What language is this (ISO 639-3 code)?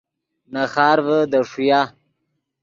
ydg